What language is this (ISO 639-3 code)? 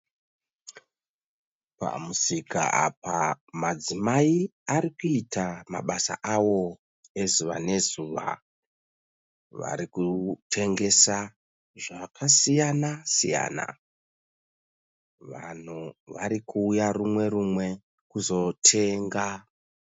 sna